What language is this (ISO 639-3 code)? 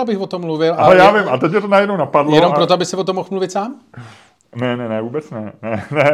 ces